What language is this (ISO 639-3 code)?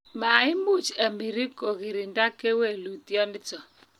kln